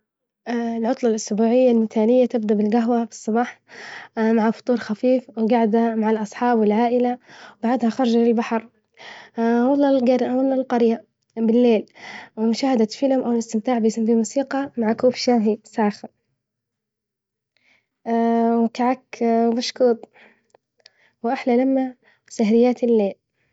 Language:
Libyan Arabic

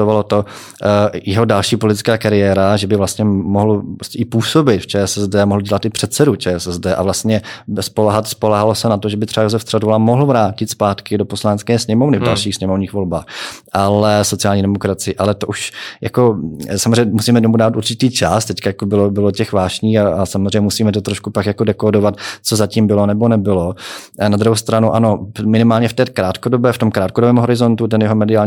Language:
Czech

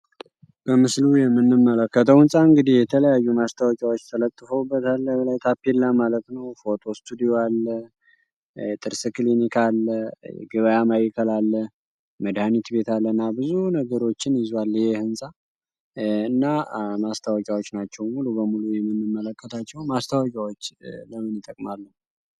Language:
Amharic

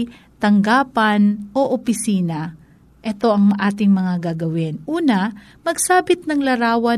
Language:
Filipino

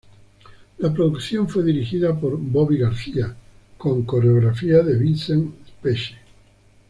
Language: Spanish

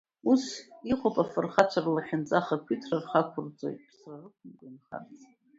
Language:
Abkhazian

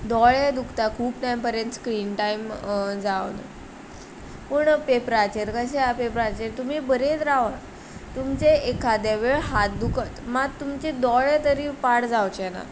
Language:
Konkani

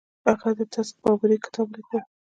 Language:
Pashto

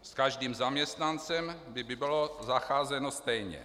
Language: Czech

